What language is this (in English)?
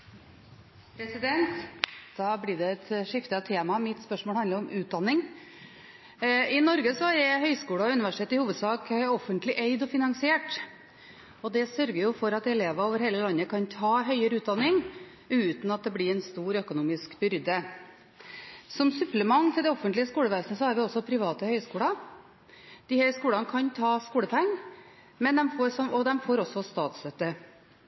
Norwegian